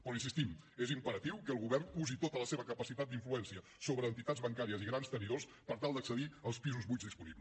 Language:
Catalan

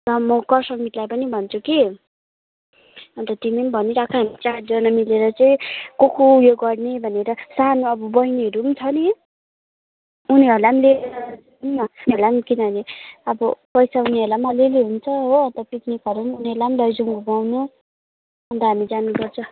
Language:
Nepali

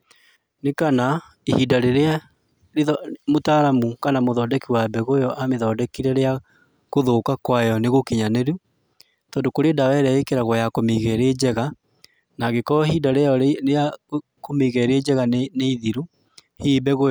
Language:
Kikuyu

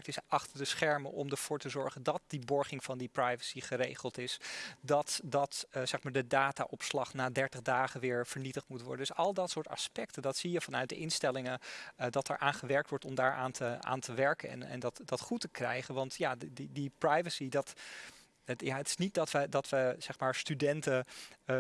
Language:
Dutch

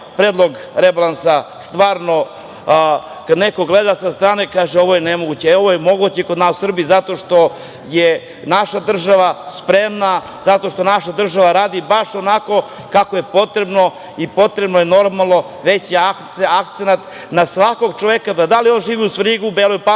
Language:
Serbian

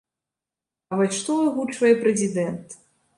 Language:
Belarusian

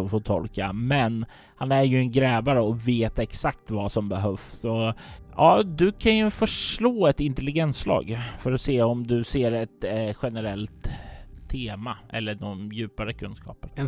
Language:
Swedish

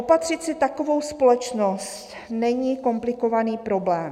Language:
Czech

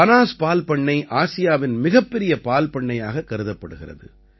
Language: Tamil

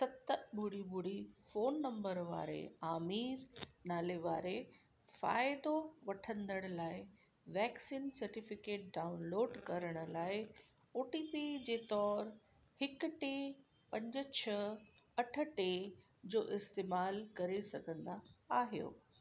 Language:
Sindhi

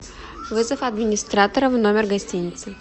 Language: Russian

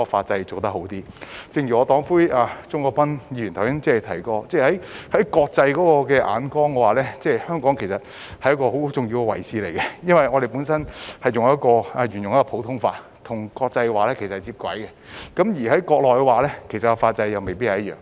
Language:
Cantonese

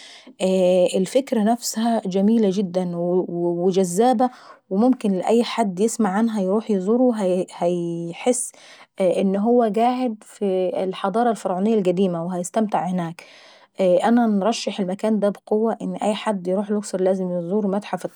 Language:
Saidi Arabic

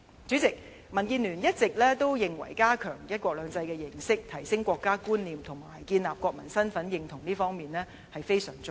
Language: Cantonese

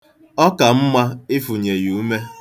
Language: Igbo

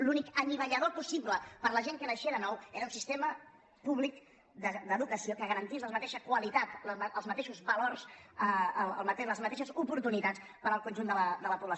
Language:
Catalan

